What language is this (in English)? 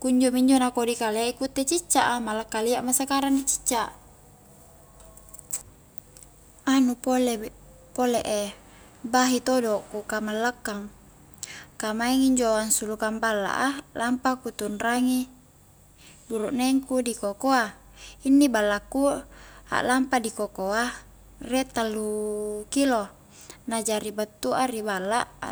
Highland Konjo